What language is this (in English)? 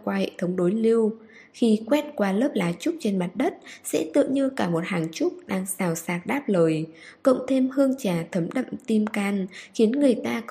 Vietnamese